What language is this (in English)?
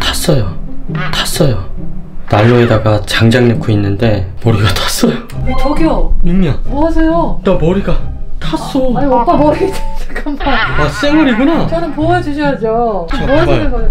Korean